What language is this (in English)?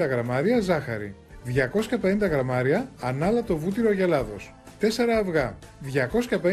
Greek